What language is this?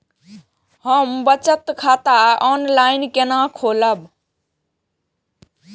Maithili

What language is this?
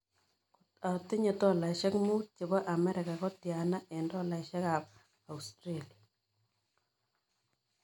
Kalenjin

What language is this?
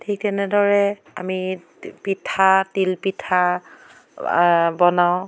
Assamese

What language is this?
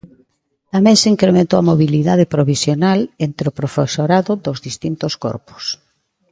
Galician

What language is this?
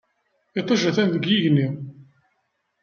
Kabyle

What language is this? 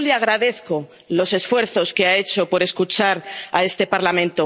Spanish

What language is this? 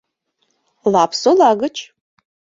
Mari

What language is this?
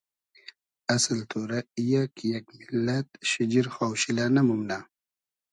Hazaragi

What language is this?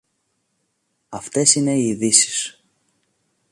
Greek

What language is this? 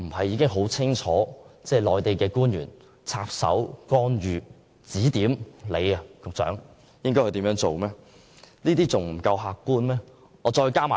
Cantonese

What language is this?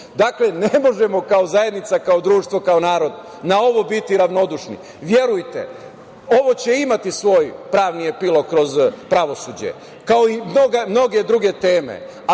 Serbian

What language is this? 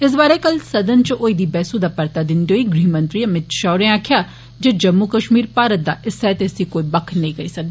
Dogri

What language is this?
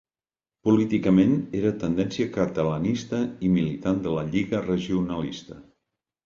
Catalan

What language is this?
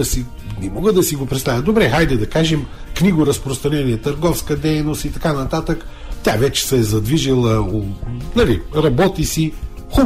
Bulgarian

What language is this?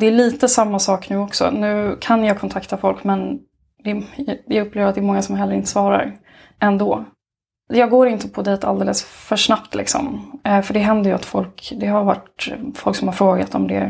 Swedish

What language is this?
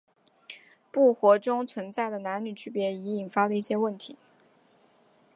Chinese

